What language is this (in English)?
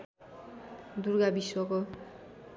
Nepali